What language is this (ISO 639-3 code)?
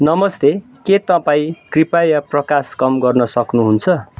nep